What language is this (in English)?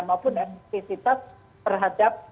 Indonesian